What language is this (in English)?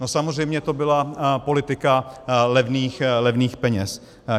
Czech